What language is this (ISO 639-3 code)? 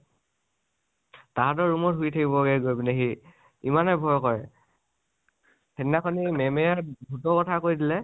asm